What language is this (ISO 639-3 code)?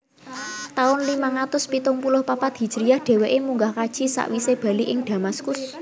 jav